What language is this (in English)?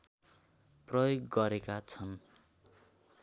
Nepali